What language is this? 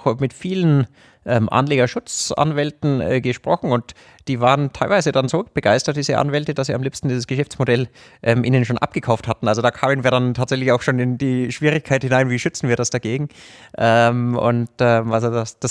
German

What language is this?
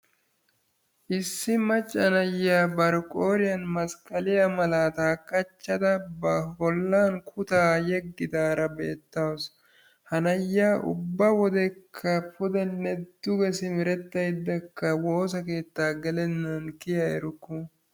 Wolaytta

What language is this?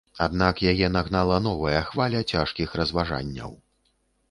Belarusian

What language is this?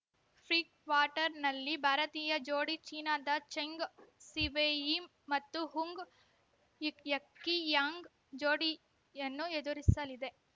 Kannada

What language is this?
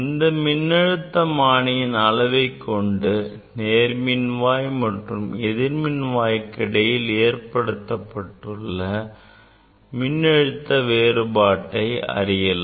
Tamil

